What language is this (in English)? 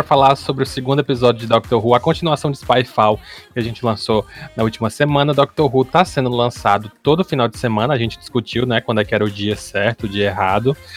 Portuguese